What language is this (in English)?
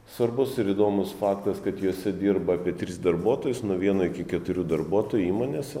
Lithuanian